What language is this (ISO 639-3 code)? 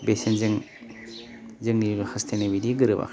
brx